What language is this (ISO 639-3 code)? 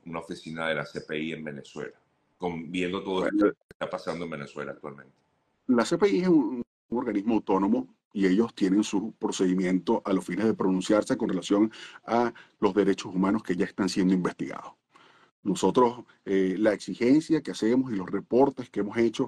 spa